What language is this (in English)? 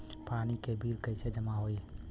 Bhojpuri